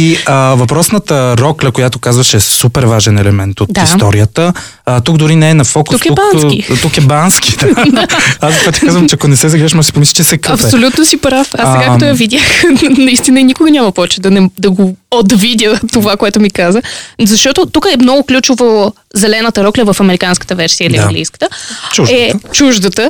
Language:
Bulgarian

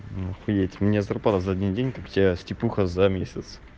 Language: Russian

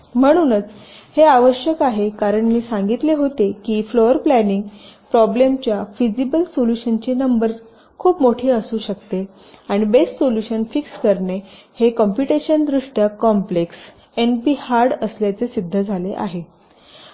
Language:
Marathi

